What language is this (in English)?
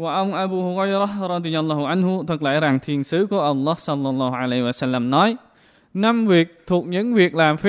Vietnamese